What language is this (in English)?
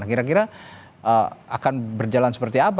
Indonesian